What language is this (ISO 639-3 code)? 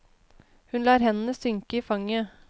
nor